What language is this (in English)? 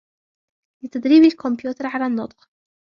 Arabic